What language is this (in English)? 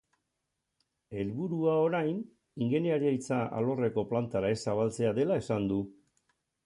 Basque